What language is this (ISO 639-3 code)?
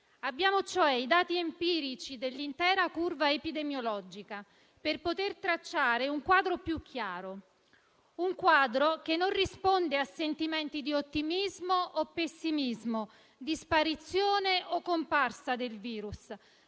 ita